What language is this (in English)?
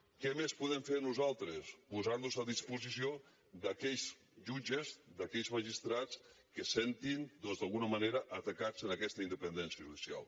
Catalan